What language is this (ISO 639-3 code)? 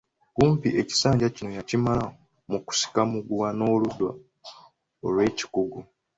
lug